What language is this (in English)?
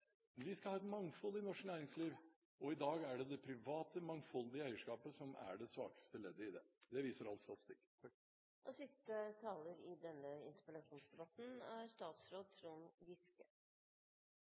Norwegian Bokmål